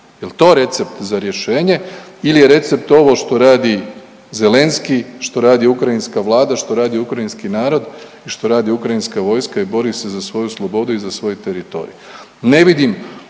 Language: Croatian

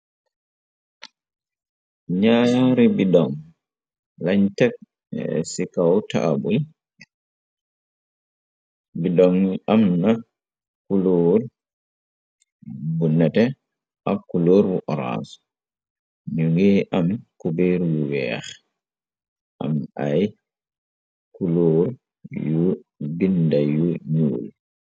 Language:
Wolof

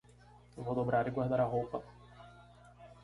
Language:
Portuguese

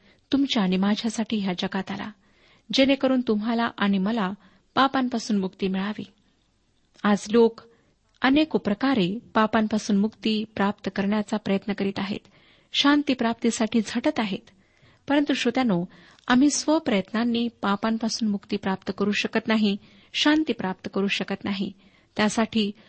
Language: Marathi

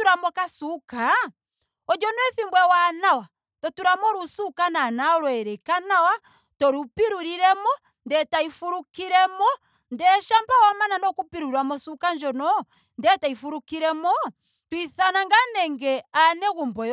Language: Ndonga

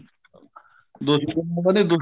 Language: Punjabi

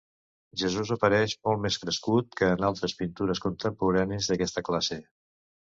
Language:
Catalan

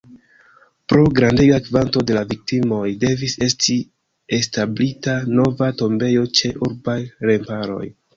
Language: Esperanto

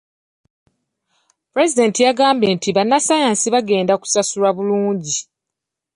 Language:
Ganda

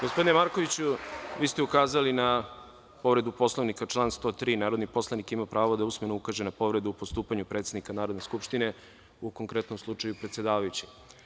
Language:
Serbian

